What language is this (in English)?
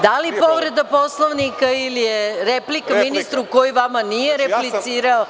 Serbian